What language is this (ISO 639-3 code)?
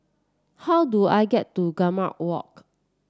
eng